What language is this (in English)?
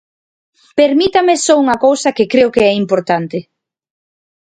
Galician